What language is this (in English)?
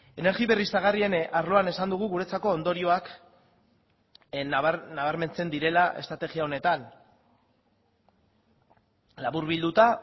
Basque